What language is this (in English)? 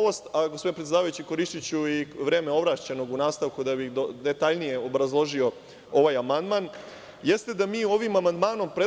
Serbian